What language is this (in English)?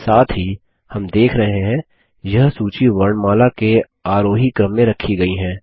Hindi